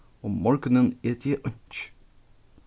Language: Faroese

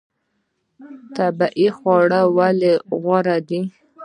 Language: Pashto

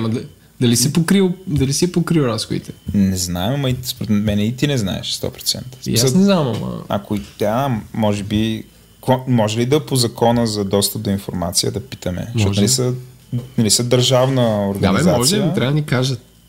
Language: Bulgarian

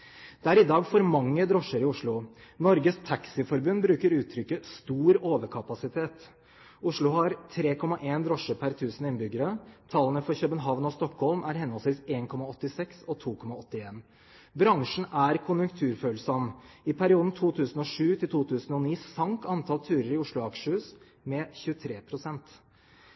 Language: Norwegian Bokmål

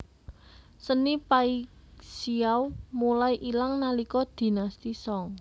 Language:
Javanese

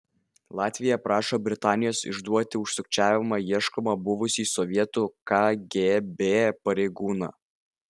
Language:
Lithuanian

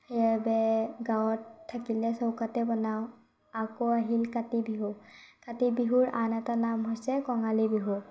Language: Assamese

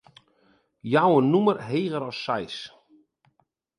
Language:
Western Frisian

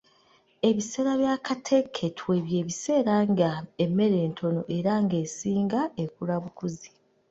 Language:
Ganda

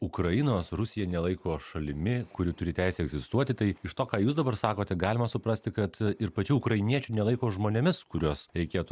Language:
Lithuanian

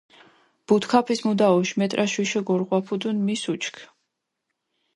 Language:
Mingrelian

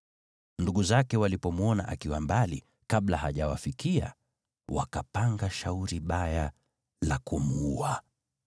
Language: Swahili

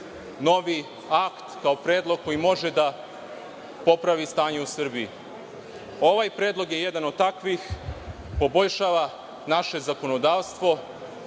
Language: Serbian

